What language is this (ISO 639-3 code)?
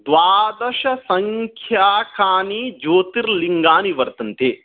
san